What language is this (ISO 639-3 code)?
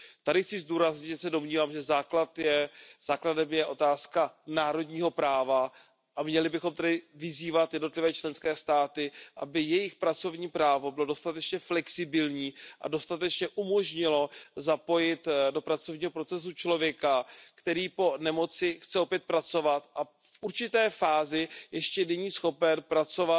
ces